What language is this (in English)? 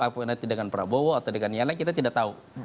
Indonesian